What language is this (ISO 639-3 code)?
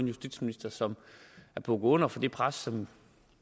dan